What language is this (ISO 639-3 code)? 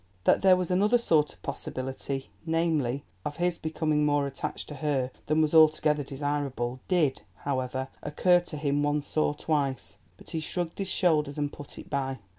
eng